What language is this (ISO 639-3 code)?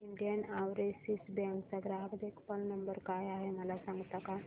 mar